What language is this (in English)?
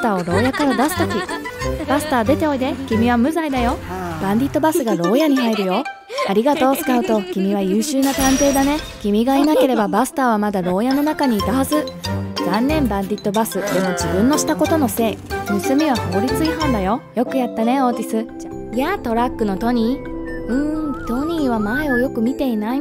Japanese